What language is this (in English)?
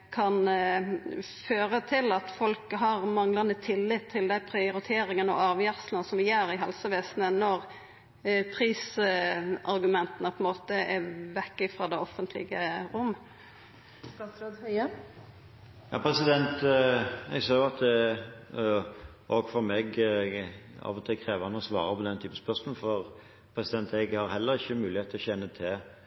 Norwegian